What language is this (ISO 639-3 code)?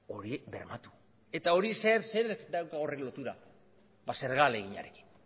eus